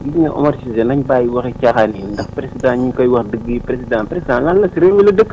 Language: Wolof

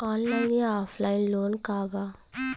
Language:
Bhojpuri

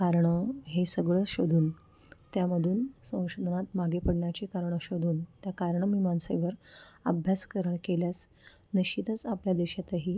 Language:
Marathi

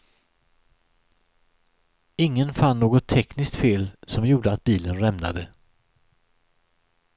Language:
Swedish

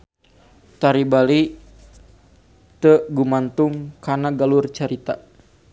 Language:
Sundanese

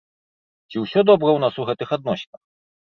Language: Belarusian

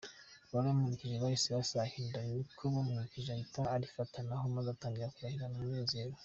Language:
Kinyarwanda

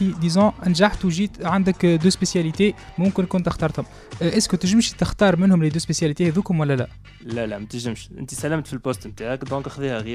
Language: Arabic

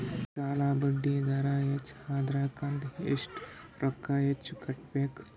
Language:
Kannada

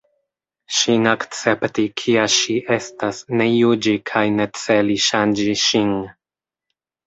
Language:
Esperanto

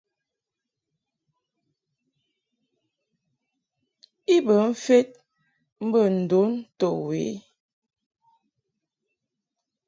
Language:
Mungaka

